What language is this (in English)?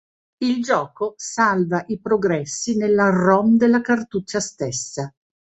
Italian